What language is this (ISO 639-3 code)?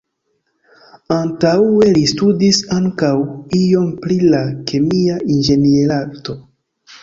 epo